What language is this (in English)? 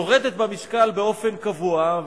Hebrew